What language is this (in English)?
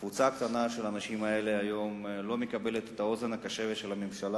Hebrew